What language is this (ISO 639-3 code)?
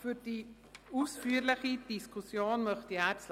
gsw